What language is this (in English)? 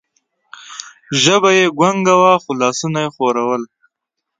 Pashto